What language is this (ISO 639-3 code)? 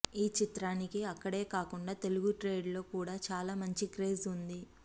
tel